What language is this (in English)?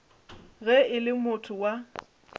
Northern Sotho